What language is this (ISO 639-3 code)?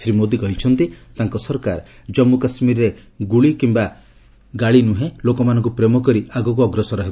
ori